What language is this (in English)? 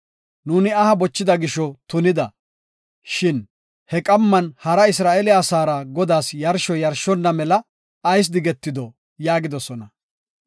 Gofa